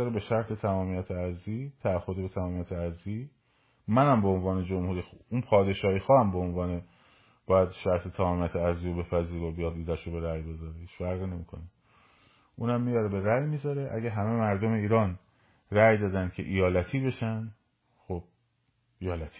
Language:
Persian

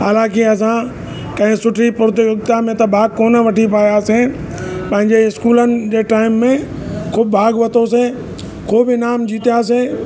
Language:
Sindhi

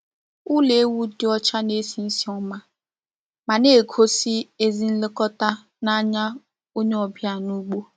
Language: Igbo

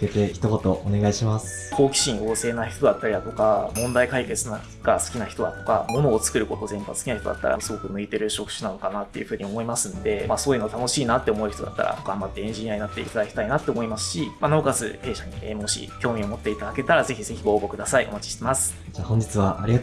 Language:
Japanese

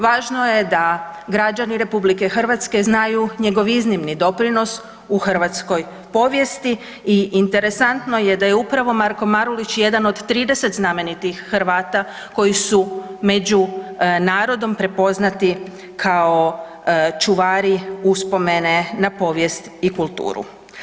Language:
Croatian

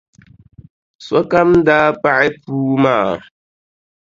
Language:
Dagbani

